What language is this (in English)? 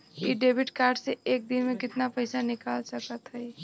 Bhojpuri